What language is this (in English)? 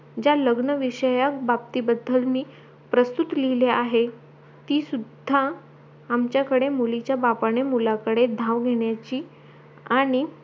Marathi